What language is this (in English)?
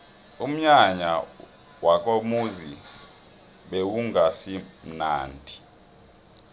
South Ndebele